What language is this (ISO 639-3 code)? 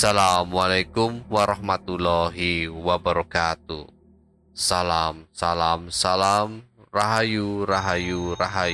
ind